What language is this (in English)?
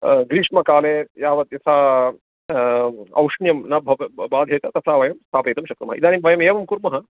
Sanskrit